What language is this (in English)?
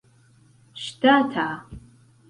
Esperanto